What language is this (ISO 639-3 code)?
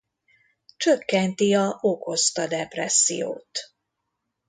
hun